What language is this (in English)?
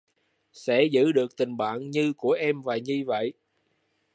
Vietnamese